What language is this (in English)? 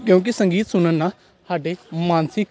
Punjabi